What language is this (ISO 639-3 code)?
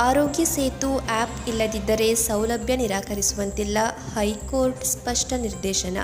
kan